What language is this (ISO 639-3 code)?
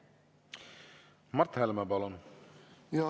est